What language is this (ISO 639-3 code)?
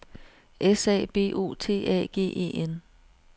dan